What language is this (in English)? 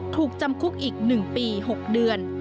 Thai